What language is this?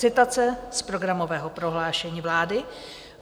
Czech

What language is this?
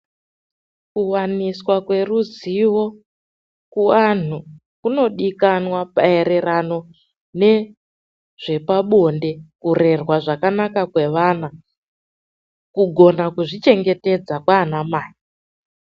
Ndau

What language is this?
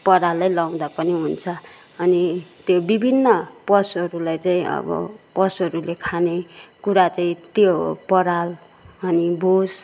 Nepali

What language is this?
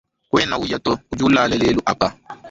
Luba-Lulua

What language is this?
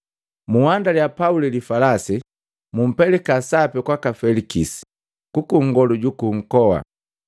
Matengo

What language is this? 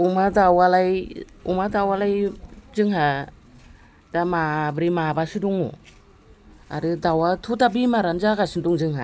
Bodo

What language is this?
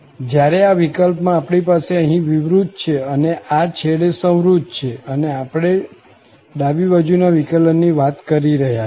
Gujarati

